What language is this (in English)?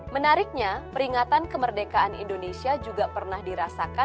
Indonesian